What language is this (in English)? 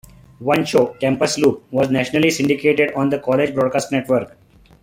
English